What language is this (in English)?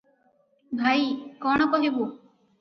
Odia